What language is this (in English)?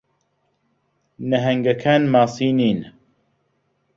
Central Kurdish